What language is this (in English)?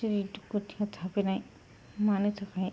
Bodo